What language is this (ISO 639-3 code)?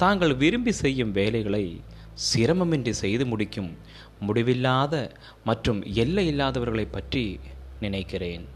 tam